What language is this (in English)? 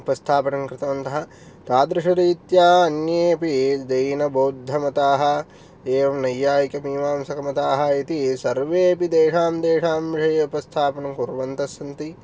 Sanskrit